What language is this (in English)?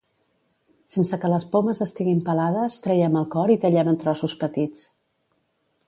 Catalan